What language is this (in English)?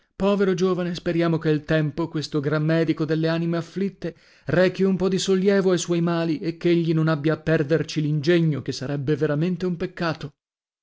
Italian